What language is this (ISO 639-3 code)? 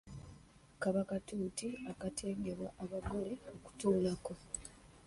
lug